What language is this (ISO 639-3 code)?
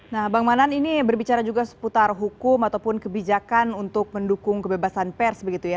ind